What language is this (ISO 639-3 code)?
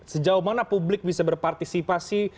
ind